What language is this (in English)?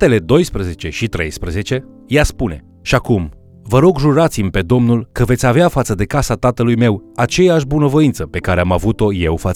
Romanian